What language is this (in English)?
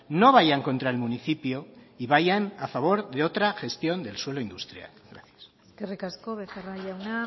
Spanish